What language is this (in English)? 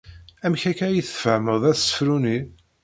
Kabyle